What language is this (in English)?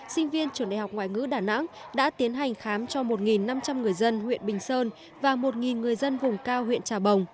Vietnamese